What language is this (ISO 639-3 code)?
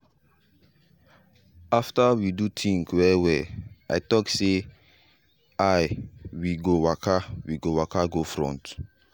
pcm